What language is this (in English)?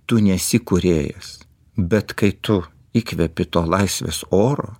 Lithuanian